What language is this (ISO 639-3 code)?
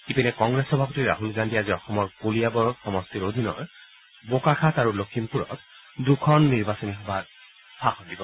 asm